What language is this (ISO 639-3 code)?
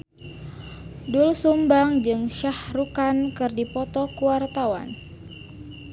sun